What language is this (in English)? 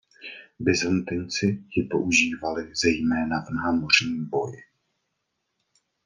Czech